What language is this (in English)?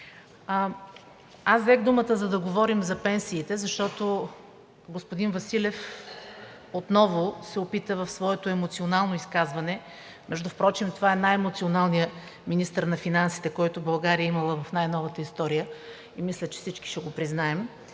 Bulgarian